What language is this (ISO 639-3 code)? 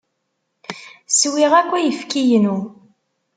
kab